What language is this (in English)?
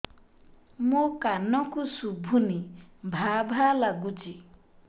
Odia